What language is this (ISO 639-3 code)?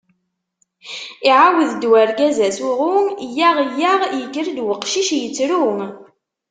kab